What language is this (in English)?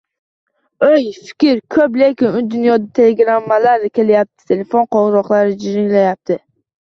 Uzbek